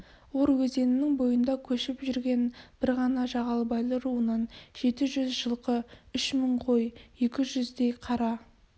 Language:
Kazakh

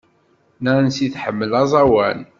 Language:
Kabyle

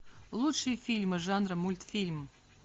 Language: Russian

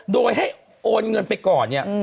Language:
Thai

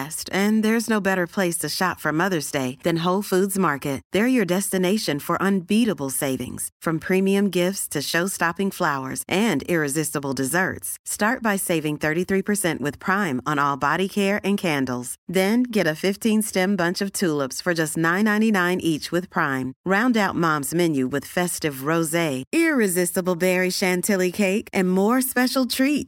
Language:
English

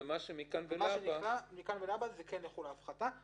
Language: Hebrew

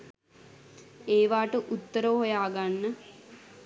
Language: Sinhala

